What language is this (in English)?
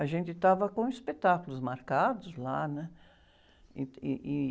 Portuguese